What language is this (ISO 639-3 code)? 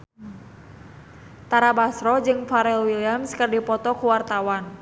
sun